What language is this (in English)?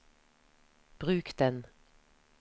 Norwegian